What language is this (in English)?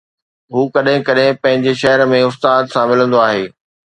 Sindhi